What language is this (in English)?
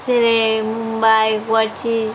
Bodo